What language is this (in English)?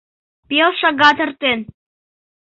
Mari